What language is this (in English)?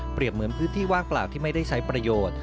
Thai